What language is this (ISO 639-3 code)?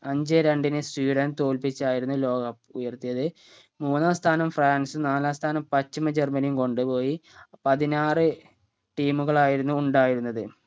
mal